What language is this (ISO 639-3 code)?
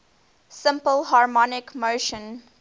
eng